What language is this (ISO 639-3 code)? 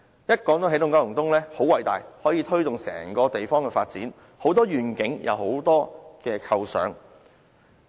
yue